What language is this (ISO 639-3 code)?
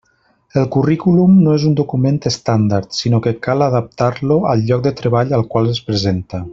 cat